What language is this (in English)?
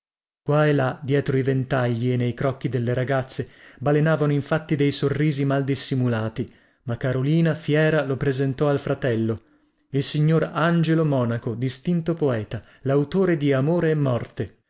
Italian